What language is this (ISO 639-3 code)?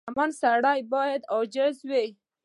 pus